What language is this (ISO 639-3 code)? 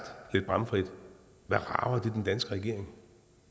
dan